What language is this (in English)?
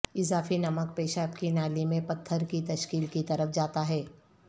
Urdu